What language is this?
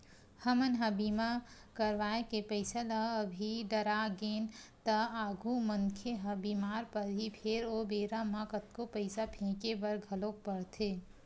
Chhattisgarhi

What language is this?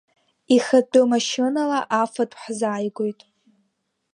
Abkhazian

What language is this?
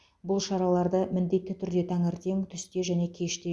Kazakh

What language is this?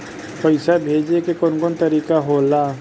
Bhojpuri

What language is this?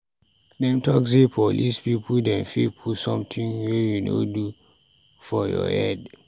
Nigerian Pidgin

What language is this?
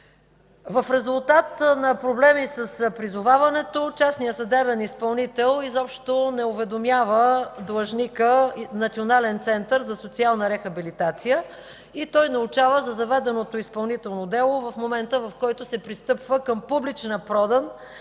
Bulgarian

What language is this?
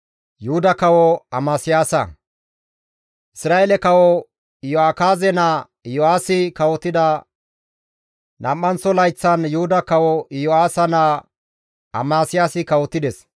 Gamo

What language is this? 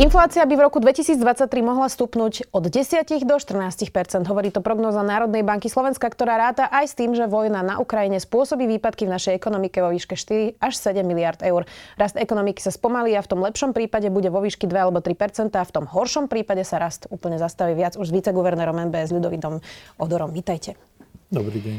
Slovak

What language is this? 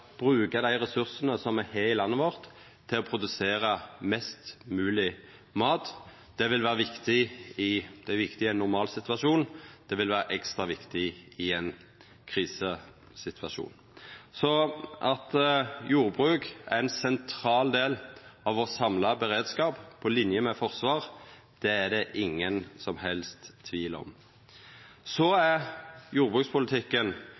Norwegian Nynorsk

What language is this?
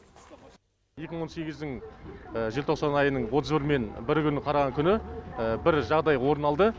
Kazakh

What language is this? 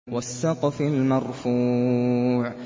Arabic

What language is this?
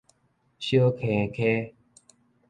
Min Nan Chinese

